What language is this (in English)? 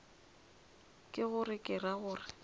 Northern Sotho